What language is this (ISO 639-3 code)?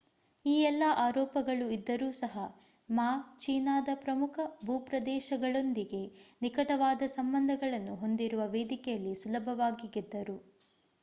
kan